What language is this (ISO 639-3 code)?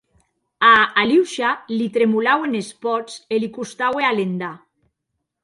oci